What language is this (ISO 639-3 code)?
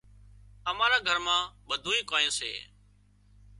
kxp